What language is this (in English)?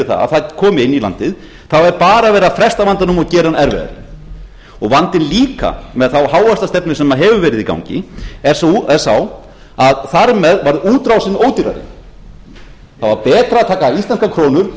Icelandic